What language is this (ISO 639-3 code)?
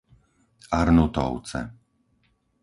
slk